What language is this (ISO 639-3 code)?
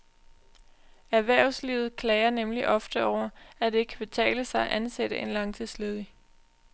dan